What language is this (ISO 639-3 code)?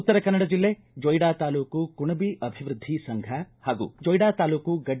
kan